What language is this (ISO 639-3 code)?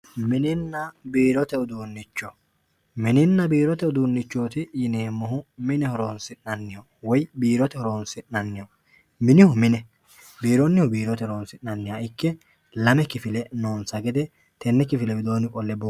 sid